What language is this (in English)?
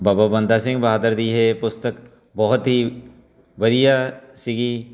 Punjabi